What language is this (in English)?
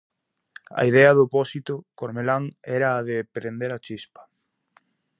Galician